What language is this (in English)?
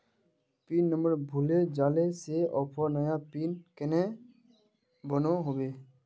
Magahi